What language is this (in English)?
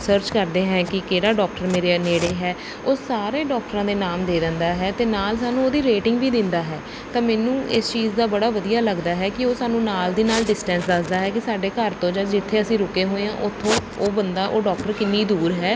Punjabi